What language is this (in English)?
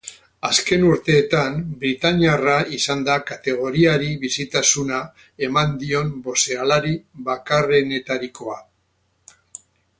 Basque